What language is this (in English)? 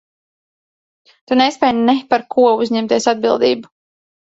Latvian